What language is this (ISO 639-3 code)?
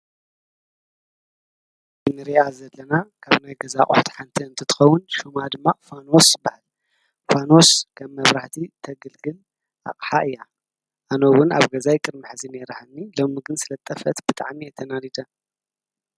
tir